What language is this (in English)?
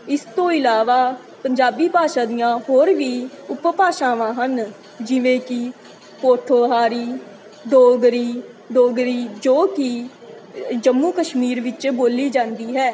Punjabi